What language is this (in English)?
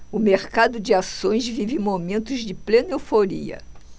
Portuguese